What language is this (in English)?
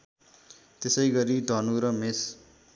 Nepali